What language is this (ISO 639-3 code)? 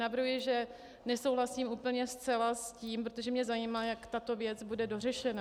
ces